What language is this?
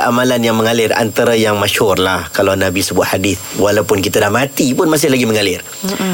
Malay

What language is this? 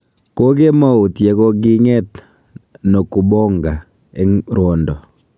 Kalenjin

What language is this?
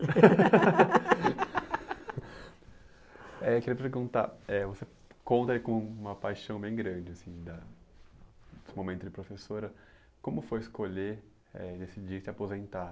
Portuguese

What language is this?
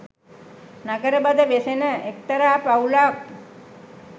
Sinhala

